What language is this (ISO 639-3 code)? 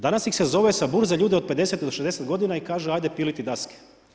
hrv